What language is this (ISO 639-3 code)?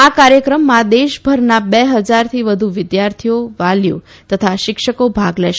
guj